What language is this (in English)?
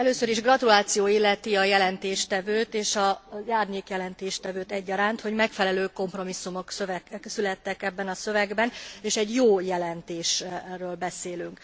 Hungarian